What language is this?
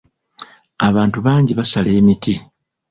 Ganda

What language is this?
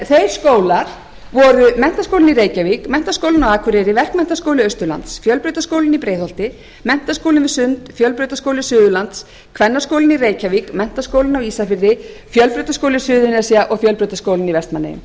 Icelandic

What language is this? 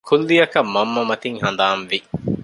Divehi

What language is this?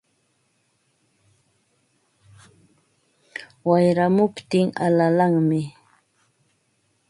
Ambo-Pasco Quechua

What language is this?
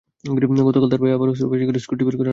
Bangla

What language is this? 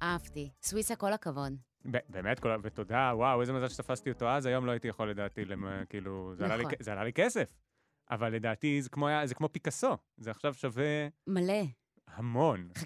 Hebrew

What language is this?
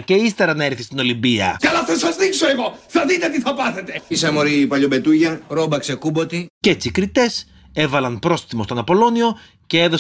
Greek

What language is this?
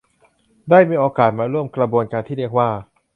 Thai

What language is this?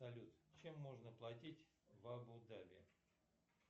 Russian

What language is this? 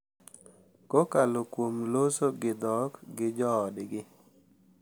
Luo (Kenya and Tanzania)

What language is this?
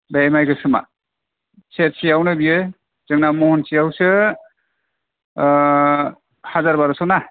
Bodo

